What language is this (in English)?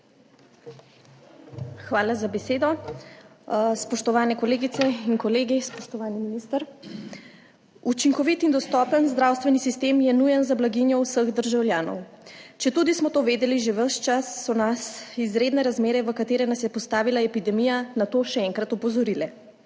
Slovenian